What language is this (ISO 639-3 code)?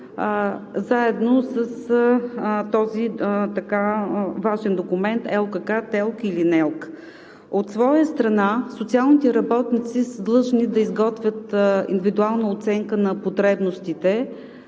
bul